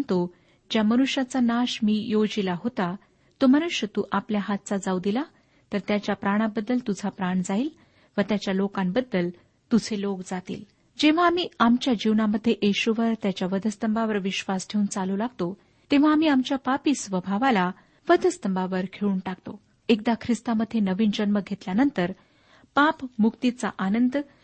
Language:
Marathi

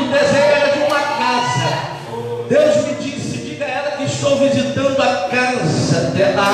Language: Portuguese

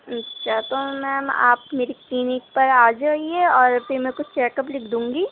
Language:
Urdu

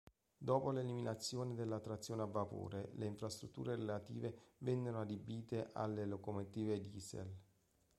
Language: Italian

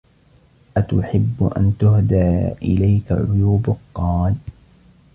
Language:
Arabic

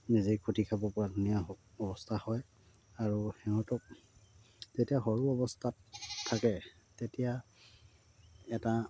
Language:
Assamese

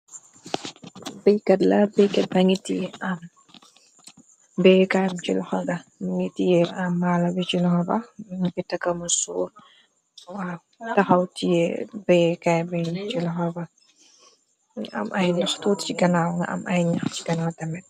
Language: Wolof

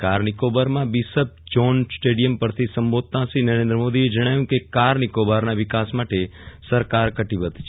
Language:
Gujarati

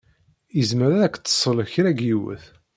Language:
Kabyle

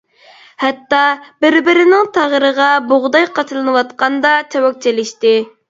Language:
Uyghur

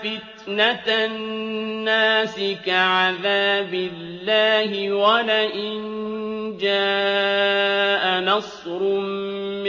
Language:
Arabic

